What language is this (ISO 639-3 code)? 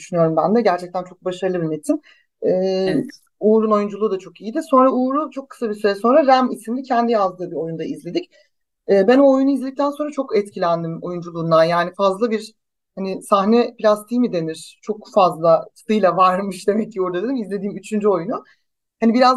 tur